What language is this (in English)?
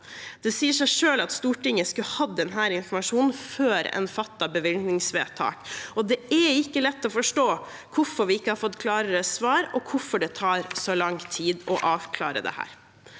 Norwegian